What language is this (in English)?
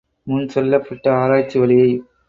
Tamil